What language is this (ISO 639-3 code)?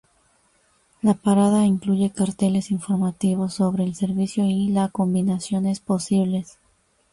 spa